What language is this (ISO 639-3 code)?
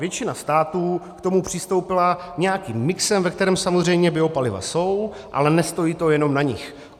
ces